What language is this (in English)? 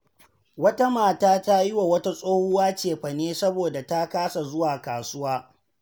Hausa